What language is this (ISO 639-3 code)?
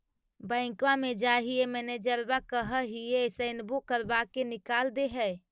mag